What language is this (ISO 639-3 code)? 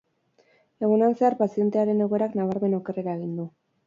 eus